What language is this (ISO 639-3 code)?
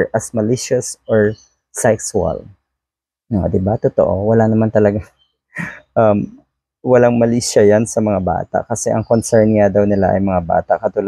fil